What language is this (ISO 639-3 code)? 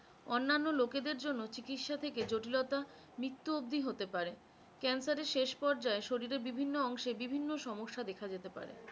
ben